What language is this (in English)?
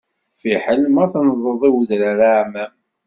Kabyle